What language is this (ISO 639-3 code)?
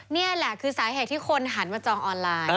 tha